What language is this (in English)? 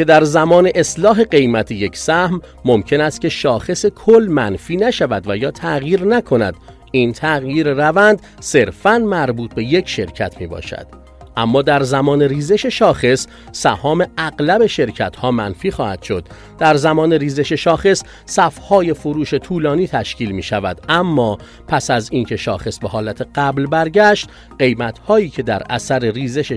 Persian